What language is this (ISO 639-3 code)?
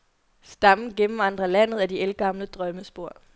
dan